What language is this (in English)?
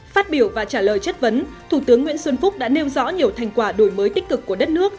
Vietnamese